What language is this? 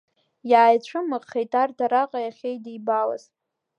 Abkhazian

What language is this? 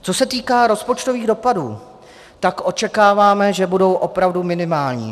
Czech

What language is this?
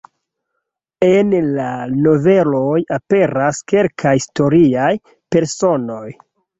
Esperanto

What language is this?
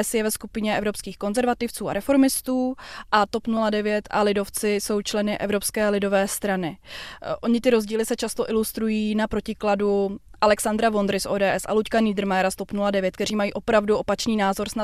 Czech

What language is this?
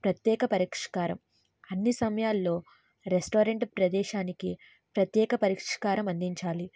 Telugu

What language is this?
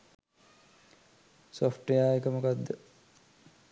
Sinhala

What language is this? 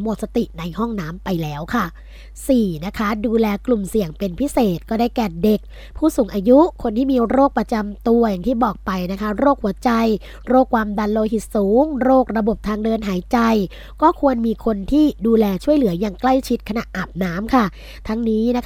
Thai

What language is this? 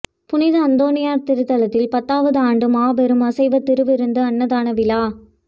Tamil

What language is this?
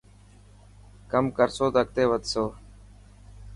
Dhatki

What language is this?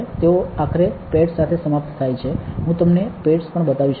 Gujarati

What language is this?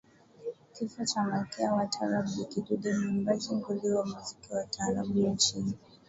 Swahili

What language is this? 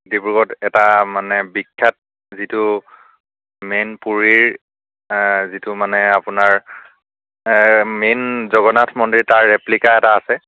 Assamese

